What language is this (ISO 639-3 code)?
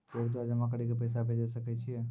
mai